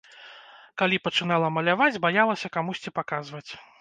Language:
Belarusian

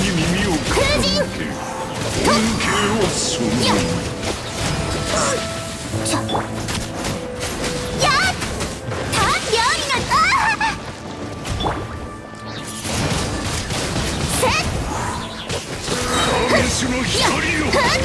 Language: Japanese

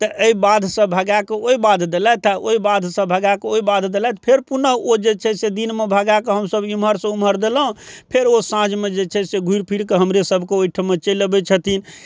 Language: Maithili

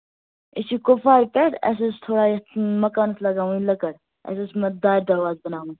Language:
Kashmiri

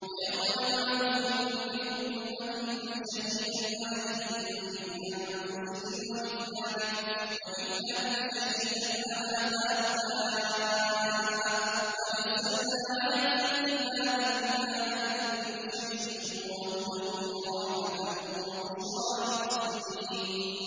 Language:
Arabic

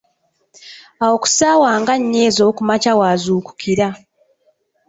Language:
Ganda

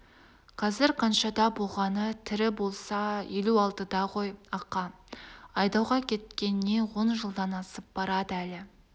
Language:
Kazakh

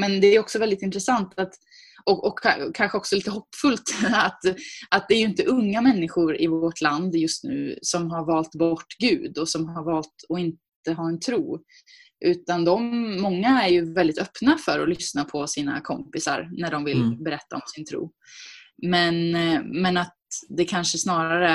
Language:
Swedish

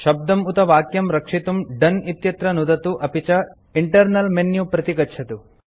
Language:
Sanskrit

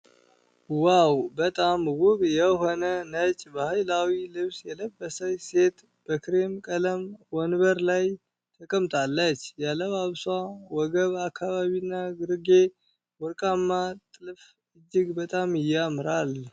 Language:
Amharic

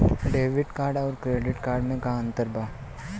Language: Bhojpuri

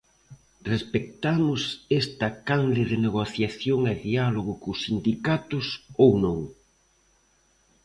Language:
Galician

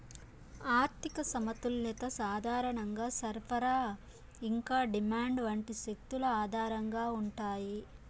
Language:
Telugu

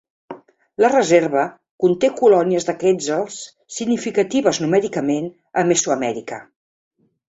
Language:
Catalan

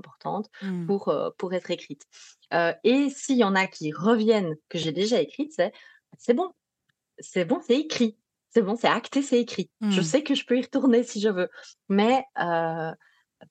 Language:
French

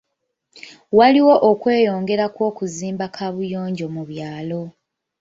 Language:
Ganda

